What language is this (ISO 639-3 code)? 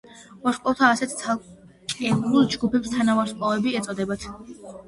kat